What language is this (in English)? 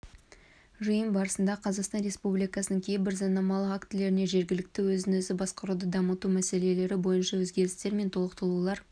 Kazakh